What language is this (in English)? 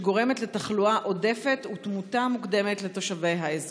Hebrew